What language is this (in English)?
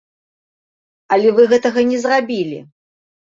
Belarusian